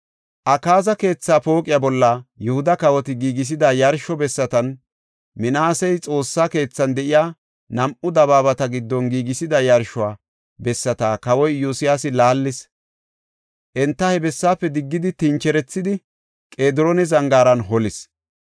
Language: Gofa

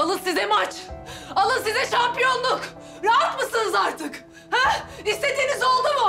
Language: Turkish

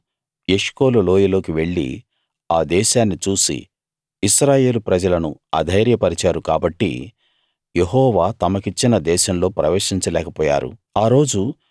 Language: Telugu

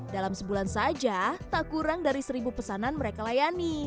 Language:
Indonesian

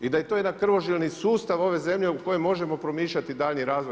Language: Croatian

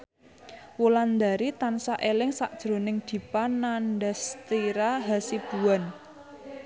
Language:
Javanese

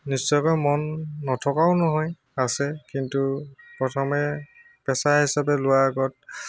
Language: Assamese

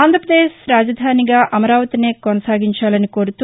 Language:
Telugu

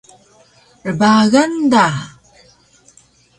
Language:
Taroko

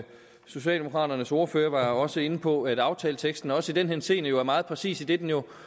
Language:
Danish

